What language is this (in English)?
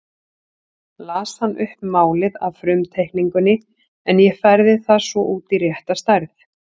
Icelandic